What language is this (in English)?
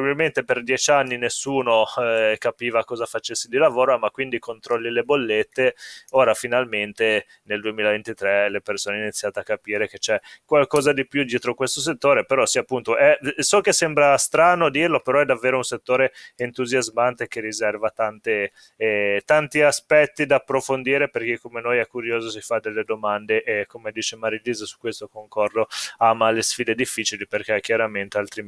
Italian